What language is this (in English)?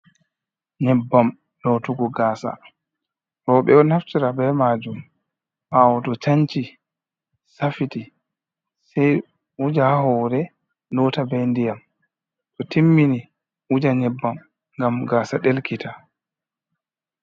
Fula